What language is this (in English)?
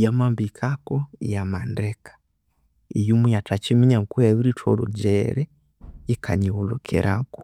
Konzo